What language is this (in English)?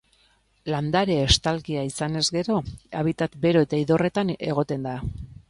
Basque